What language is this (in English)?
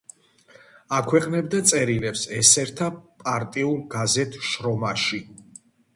Georgian